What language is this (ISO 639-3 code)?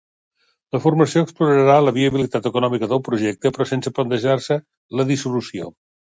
cat